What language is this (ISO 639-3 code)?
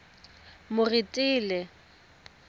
tsn